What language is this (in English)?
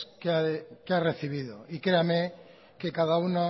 Spanish